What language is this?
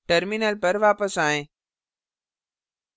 Hindi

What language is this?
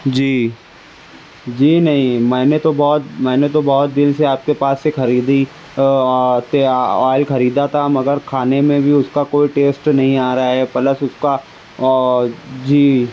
Urdu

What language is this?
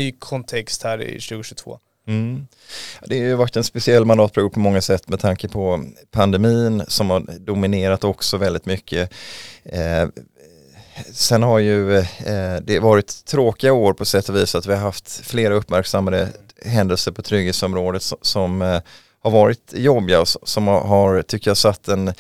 Swedish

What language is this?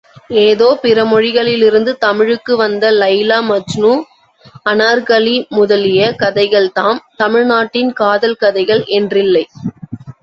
Tamil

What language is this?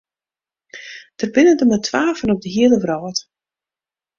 Western Frisian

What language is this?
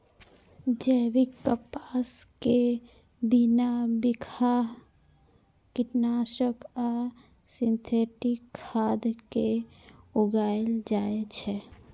Maithili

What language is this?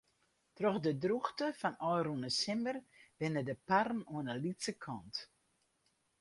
Western Frisian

